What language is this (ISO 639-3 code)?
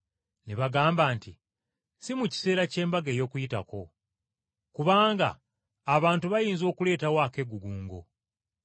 lug